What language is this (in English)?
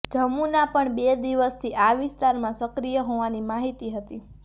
Gujarati